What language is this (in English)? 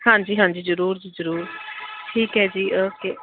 Punjabi